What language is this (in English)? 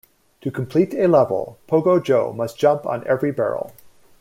English